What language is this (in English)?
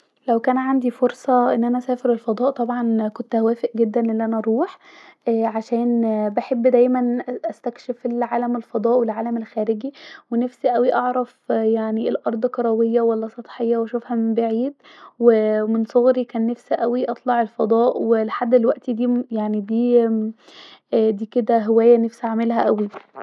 Egyptian Arabic